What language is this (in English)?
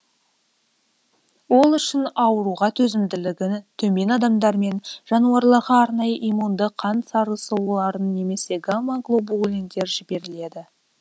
Kazakh